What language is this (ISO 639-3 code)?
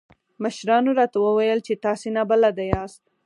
pus